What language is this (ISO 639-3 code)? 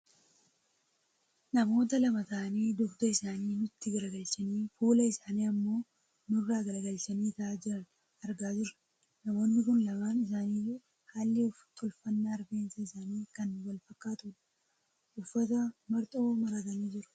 orm